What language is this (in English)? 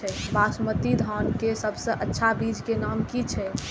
Maithili